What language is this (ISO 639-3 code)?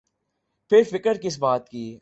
urd